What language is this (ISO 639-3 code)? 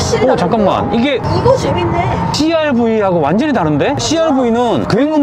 kor